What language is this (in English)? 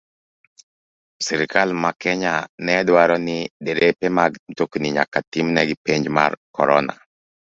Luo (Kenya and Tanzania)